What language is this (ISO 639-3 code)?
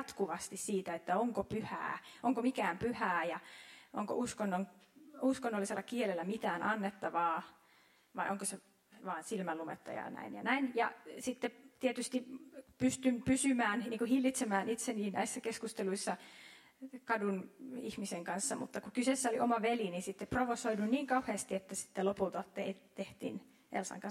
fin